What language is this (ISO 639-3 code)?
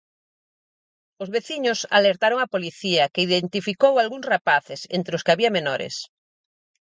glg